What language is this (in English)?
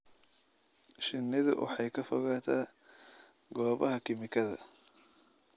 Somali